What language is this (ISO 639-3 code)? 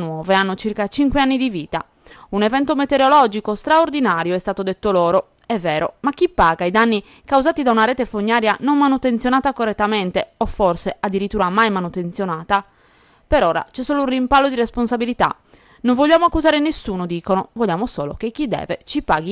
ita